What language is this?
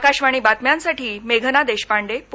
Marathi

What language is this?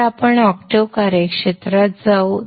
Marathi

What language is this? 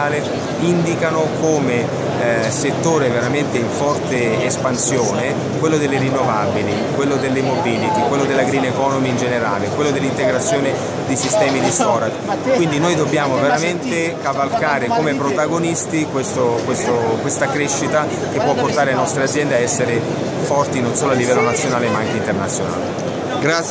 Italian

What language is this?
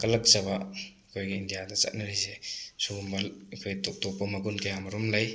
Manipuri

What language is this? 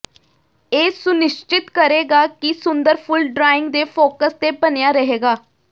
Punjabi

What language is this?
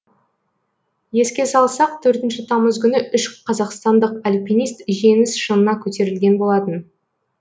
Kazakh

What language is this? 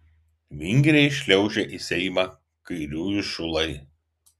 Lithuanian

